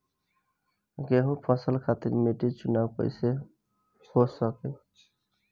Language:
Bhojpuri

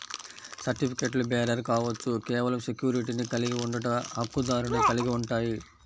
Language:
Telugu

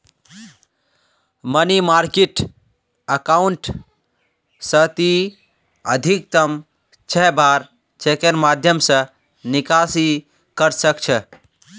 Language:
Magahi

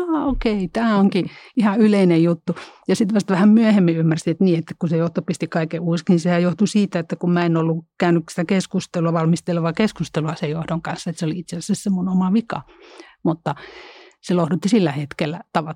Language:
Finnish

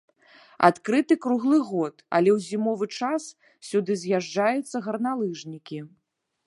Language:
Belarusian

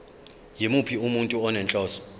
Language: Zulu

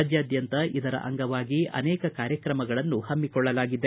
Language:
Kannada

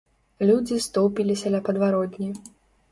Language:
Belarusian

